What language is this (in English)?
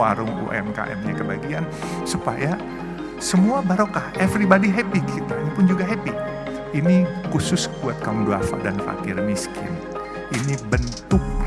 Indonesian